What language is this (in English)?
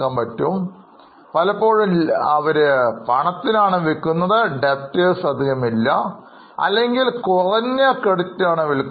Malayalam